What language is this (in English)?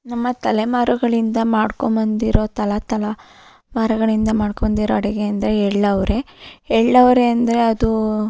Kannada